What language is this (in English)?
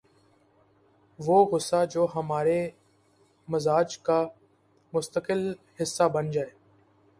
Urdu